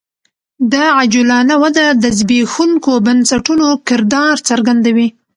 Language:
Pashto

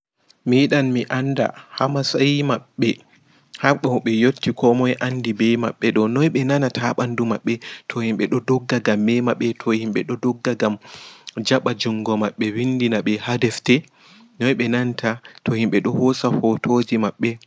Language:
Fula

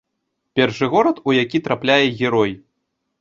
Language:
Belarusian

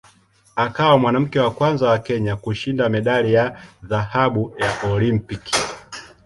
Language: Swahili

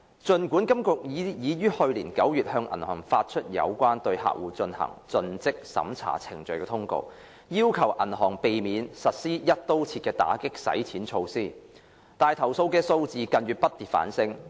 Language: Cantonese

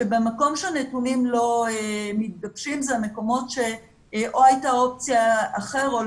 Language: Hebrew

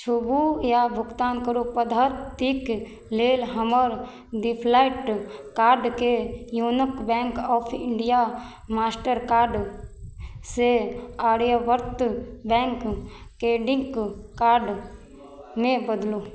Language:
Maithili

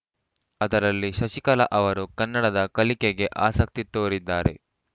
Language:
Kannada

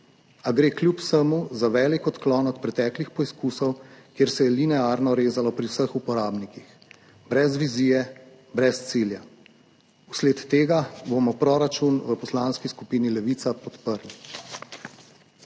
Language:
Slovenian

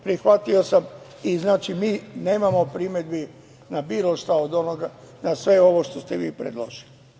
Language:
Serbian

